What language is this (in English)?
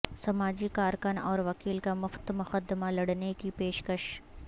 Urdu